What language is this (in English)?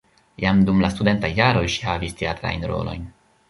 Esperanto